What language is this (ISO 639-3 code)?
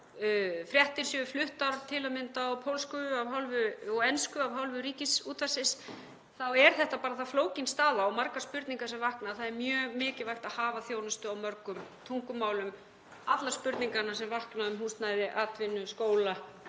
isl